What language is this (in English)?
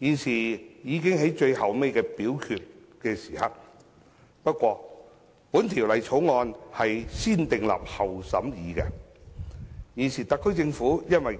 Cantonese